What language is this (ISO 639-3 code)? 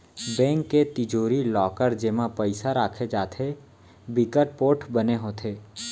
hne